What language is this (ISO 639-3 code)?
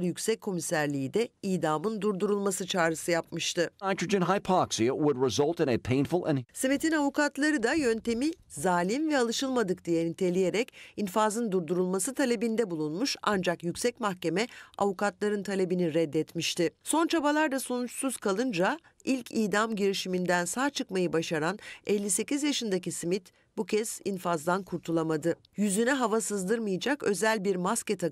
tur